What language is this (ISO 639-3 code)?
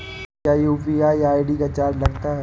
hin